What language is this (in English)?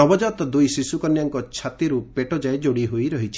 Odia